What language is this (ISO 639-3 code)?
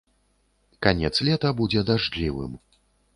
bel